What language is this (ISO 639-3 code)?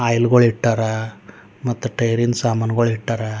kan